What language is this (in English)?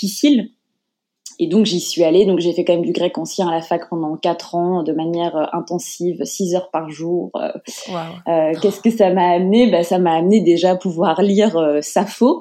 French